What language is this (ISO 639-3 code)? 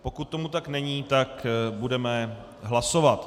ces